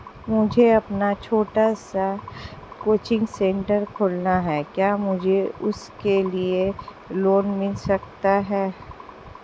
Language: Hindi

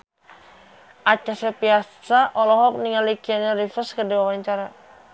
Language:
Sundanese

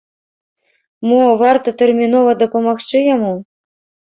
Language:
Belarusian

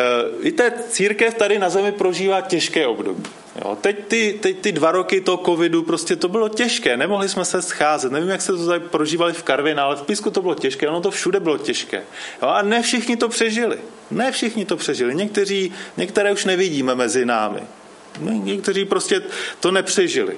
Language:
Czech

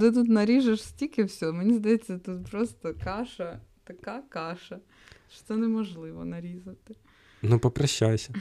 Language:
Ukrainian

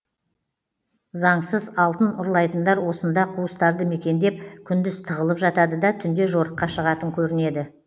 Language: Kazakh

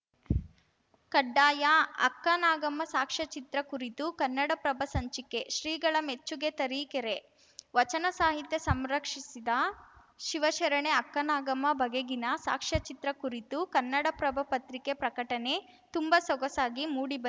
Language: Kannada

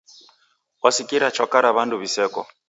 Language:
Taita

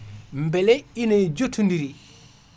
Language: Fula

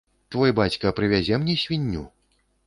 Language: Belarusian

